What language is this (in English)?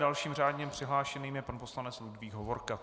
Czech